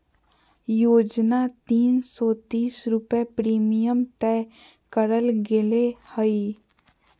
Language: Magahi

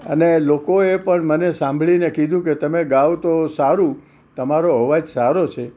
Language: Gujarati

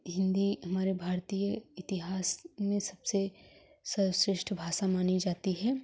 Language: Hindi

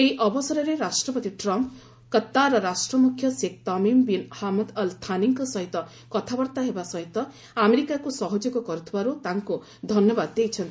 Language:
Odia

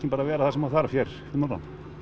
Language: Icelandic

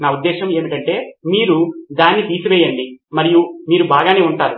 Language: Telugu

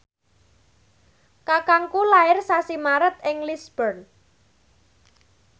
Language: Javanese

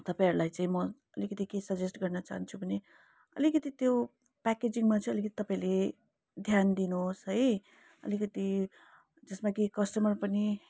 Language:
Nepali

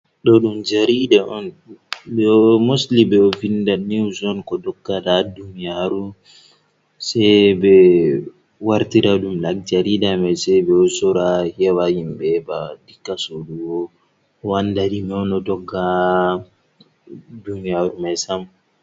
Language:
Fula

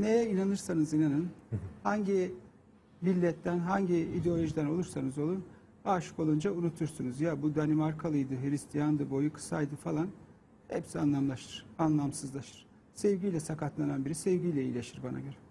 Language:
Turkish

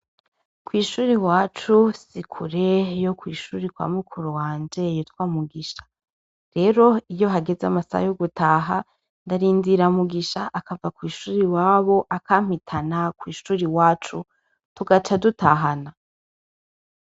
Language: Rundi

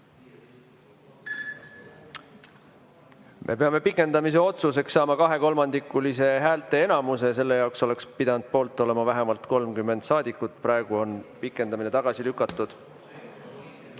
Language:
Estonian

